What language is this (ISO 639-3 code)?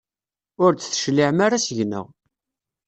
kab